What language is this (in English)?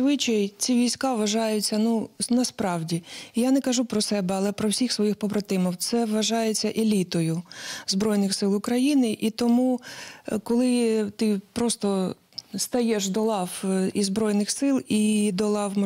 Ukrainian